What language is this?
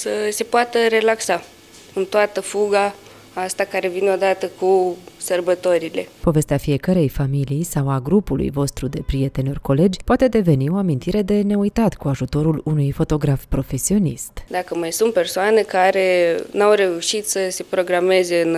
Romanian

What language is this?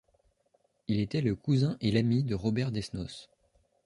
French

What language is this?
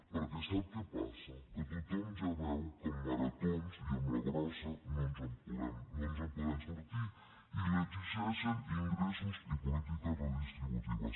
Catalan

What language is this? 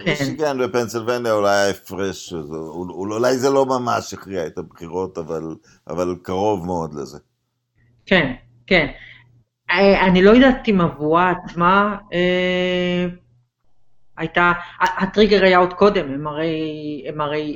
Hebrew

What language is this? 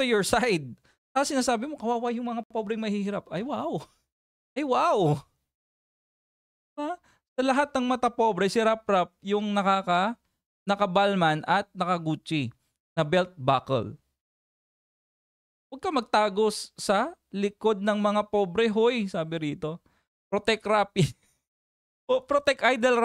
Filipino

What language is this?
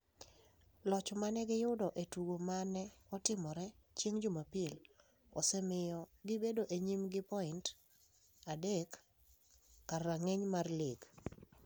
Luo (Kenya and Tanzania)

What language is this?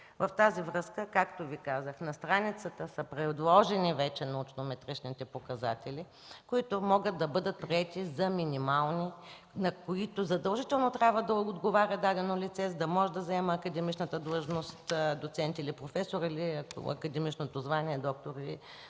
Bulgarian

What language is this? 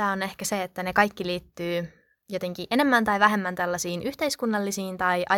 Finnish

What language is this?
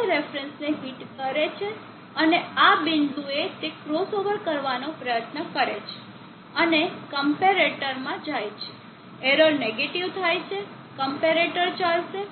Gujarati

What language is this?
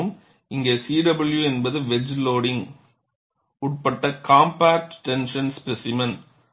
Tamil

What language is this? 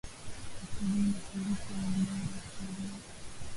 Swahili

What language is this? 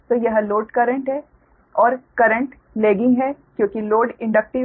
Hindi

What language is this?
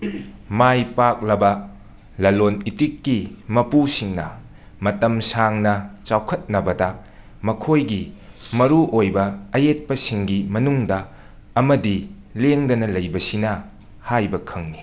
Manipuri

